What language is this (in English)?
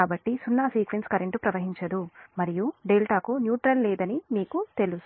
Telugu